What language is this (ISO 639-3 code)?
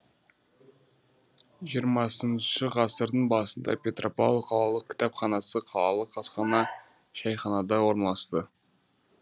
kaz